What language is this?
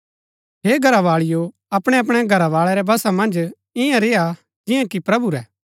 Gaddi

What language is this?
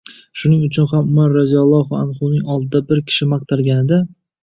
Uzbek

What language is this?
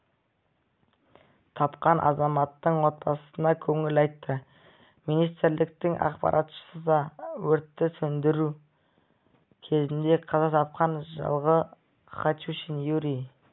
Kazakh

